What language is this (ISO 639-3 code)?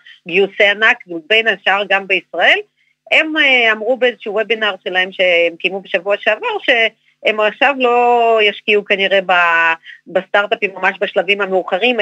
heb